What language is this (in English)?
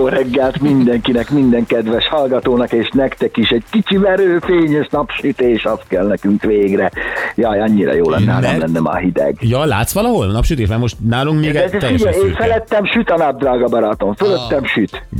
Hungarian